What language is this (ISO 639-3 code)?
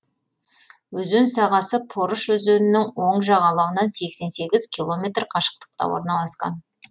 kaz